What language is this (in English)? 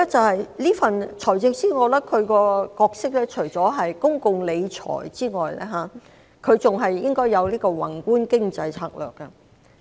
Cantonese